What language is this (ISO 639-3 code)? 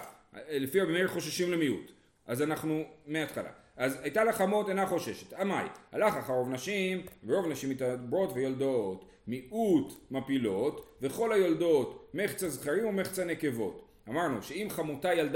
heb